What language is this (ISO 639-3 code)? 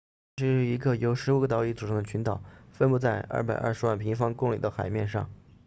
zho